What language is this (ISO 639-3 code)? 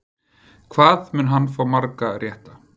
isl